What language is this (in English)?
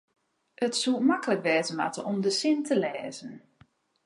Western Frisian